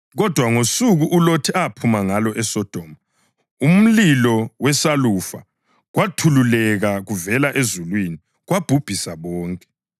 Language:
North Ndebele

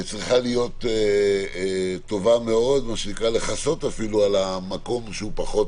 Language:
Hebrew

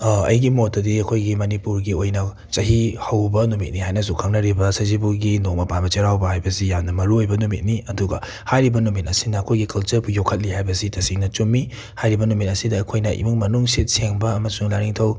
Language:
Manipuri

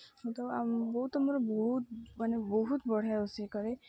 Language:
Odia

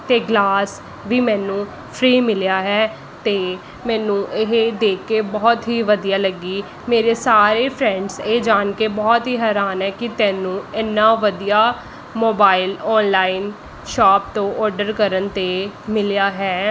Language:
Punjabi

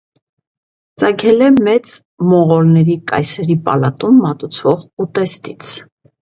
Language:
Armenian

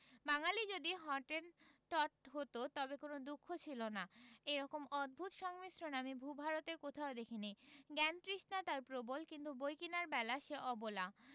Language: Bangla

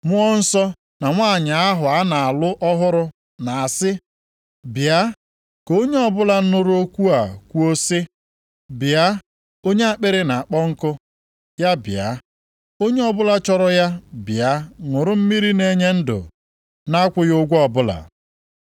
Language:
Igbo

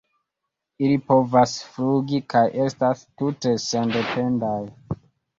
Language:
Esperanto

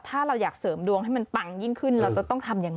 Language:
Thai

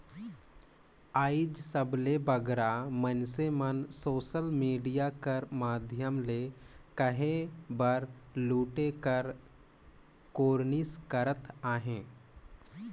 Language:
Chhattisgarhi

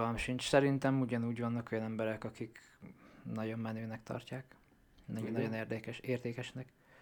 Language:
Hungarian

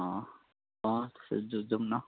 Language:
Nepali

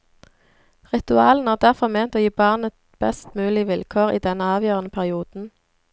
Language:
Norwegian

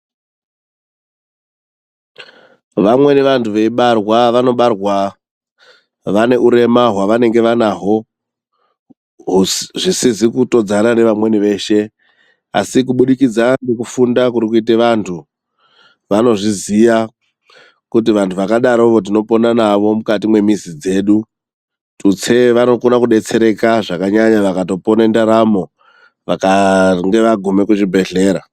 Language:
Ndau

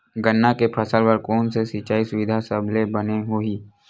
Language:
Chhattisgarhi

